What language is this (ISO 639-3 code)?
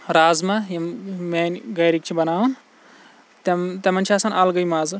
kas